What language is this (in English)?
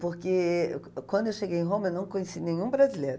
Portuguese